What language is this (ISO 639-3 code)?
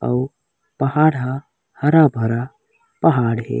hne